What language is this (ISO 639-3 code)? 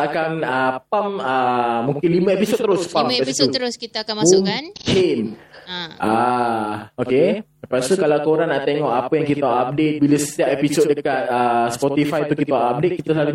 msa